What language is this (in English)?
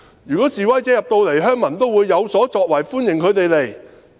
Cantonese